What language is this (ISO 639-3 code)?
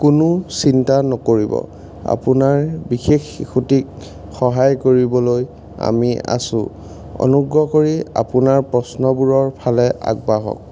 asm